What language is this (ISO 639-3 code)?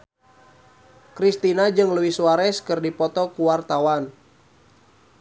sun